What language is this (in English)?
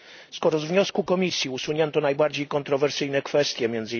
Polish